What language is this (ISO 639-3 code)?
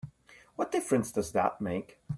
eng